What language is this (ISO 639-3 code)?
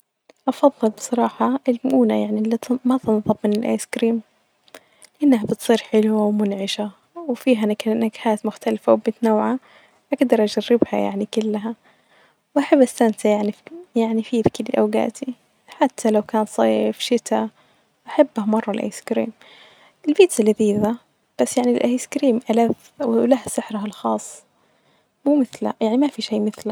ars